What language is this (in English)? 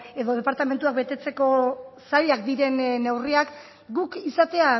Basque